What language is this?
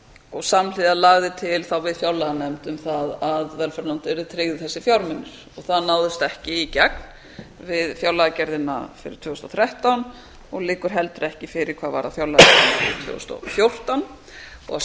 Icelandic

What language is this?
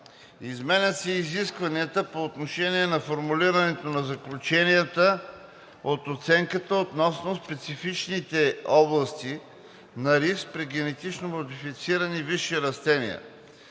Bulgarian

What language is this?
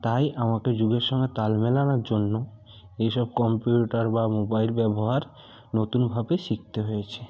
Bangla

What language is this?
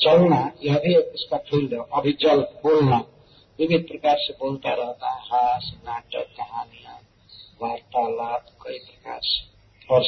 Hindi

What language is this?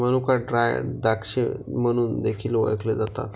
Marathi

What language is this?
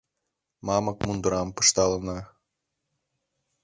Mari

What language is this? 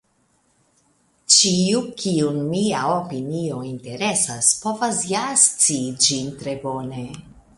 Esperanto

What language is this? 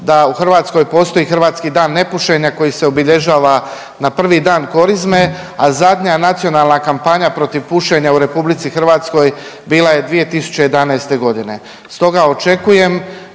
Croatian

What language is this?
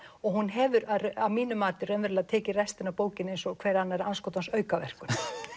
Icelandic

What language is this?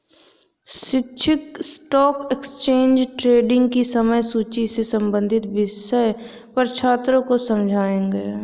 Hindi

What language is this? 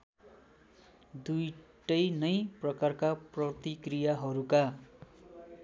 Nepali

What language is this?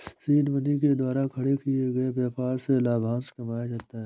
Hindi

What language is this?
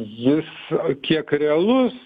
Lithuanian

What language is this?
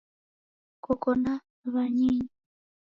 Taita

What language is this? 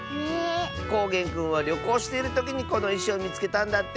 Japanese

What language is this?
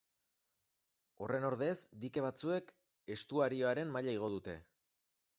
Basque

